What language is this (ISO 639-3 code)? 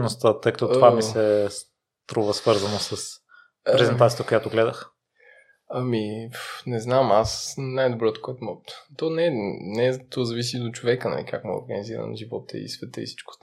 bul